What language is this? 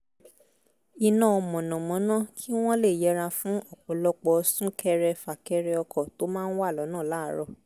Yoruba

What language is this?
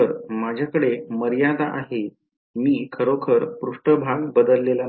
Marathi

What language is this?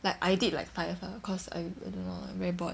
English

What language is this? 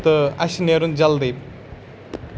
Kashmiri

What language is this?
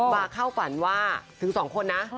Thai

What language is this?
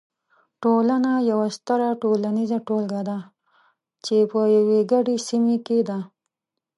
Pashto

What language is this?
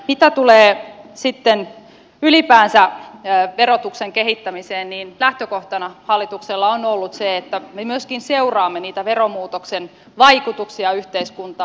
Finnish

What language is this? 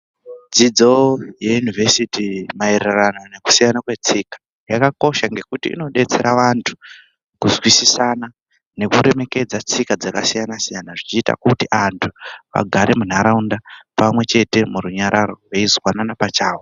Ndau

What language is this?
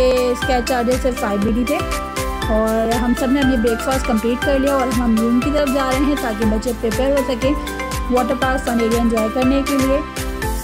Hindi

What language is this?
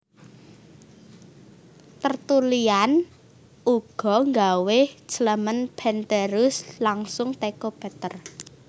Javanese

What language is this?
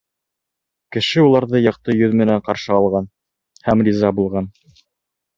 Bashkir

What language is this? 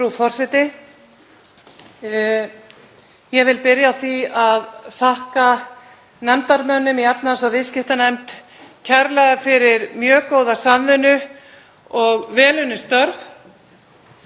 Icelandic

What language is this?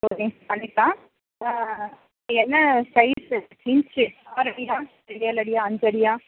Tamil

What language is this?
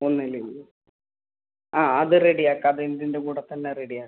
Malayalam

